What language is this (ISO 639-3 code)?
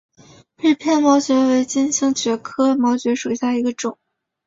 zho